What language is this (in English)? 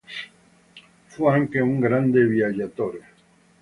Italian